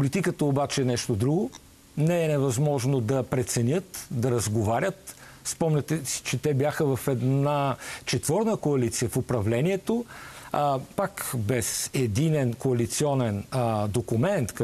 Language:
Bulgarian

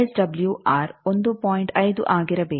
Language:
Kannada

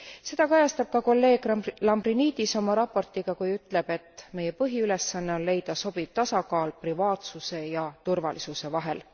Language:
Estonian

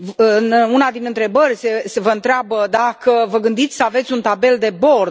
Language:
Romanian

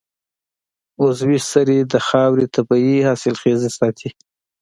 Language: Pashto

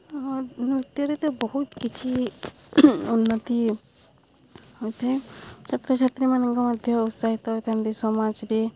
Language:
Odia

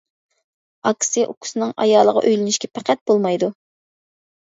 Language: Uyghur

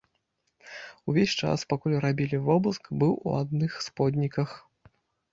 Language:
Belarusian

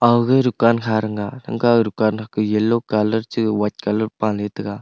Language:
Wancho Naga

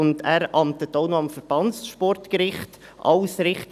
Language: Swiss German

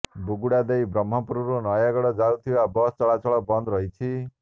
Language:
Odia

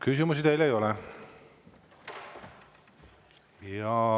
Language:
Estonian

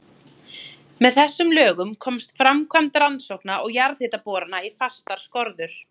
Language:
Icelandic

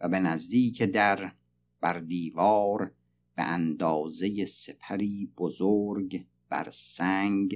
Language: Persian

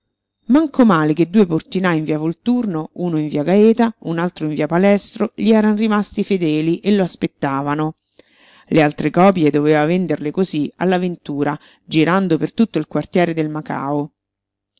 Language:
Italian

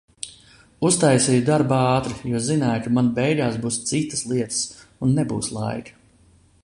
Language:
Latvian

